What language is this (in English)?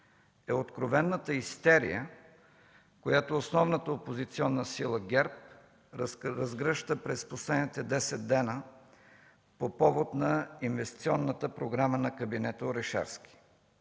Bulgarian